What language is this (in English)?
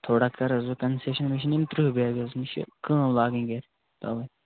Kashmiri